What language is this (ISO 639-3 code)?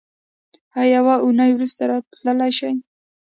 pus